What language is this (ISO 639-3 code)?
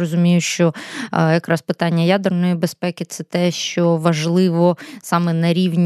ukr